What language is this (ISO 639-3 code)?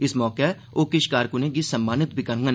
doi